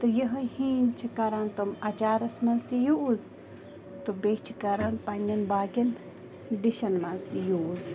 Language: Kashmiri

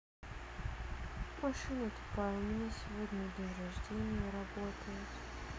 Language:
Russian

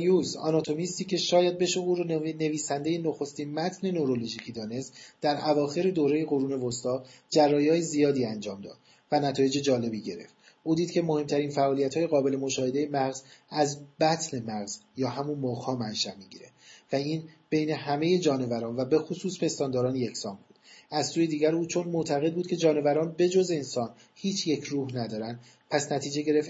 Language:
Persian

